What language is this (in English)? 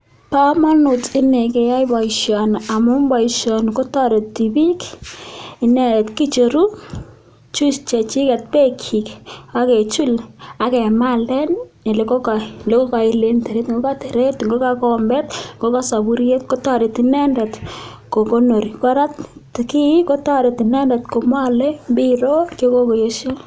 Kalenjin